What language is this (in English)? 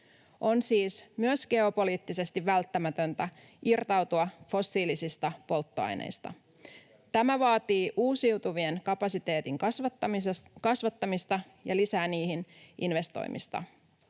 Finnish